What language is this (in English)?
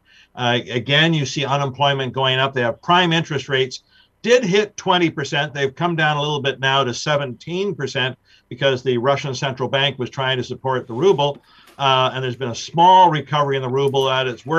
English